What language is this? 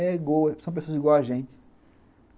Portuguese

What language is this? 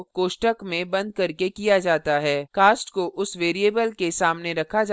Hindi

